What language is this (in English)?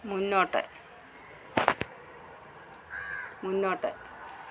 Malayalam